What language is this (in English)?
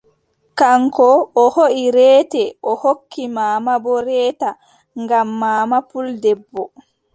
Adamawa Fulfulde